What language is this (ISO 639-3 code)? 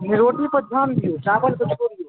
mai